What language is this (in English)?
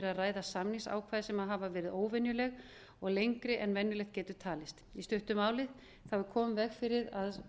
Icelandic